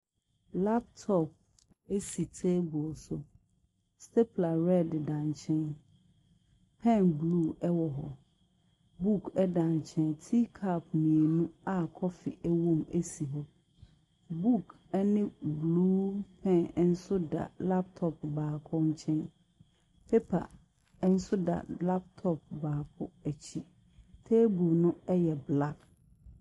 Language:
Akan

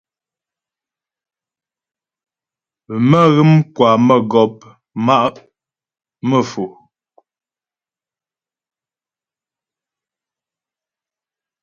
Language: Ghomala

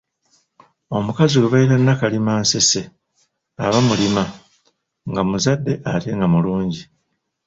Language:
Ganda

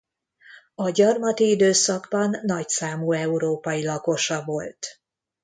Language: Hungarian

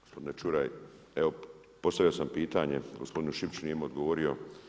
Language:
Croatian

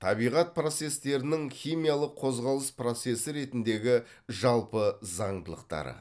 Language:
Kazakh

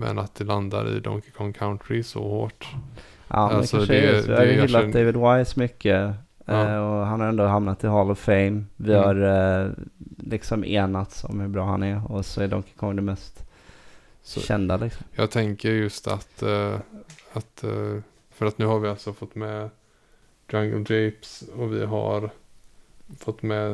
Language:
Swedish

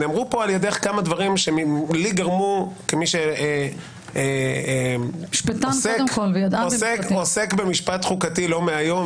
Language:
Hebrew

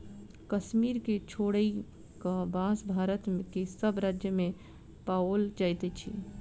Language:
Maithili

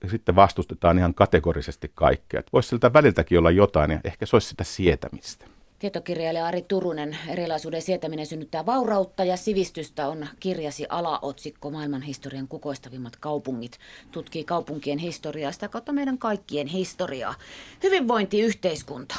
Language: Finnish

